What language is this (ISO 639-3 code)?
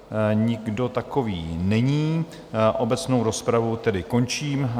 ces